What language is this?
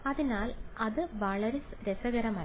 Malayalam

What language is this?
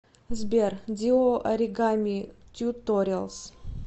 Russian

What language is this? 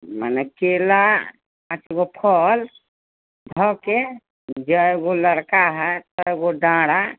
Maithili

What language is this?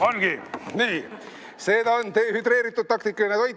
Estonian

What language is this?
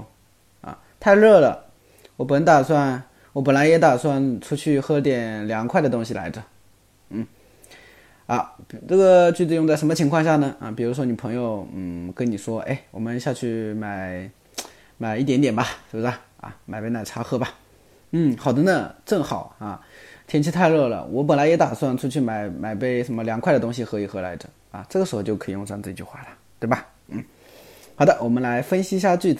Chinese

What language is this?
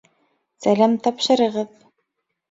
Bashkir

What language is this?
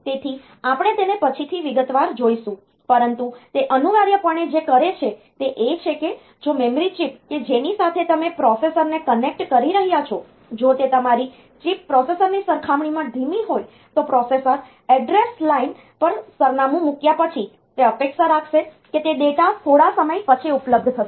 Gujarati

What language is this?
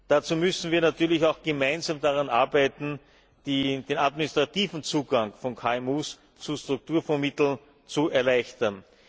German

